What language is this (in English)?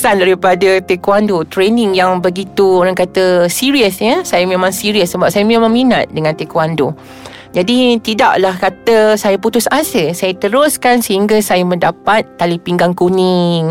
Malay